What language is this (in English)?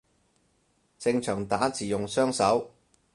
Cantonese